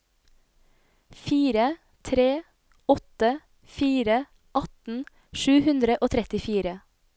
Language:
Norwegian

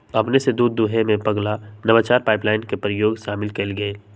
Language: Magahi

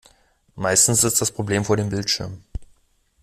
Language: German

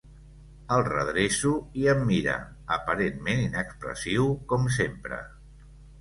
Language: Catalan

